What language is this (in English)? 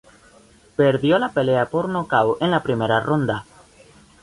Spanish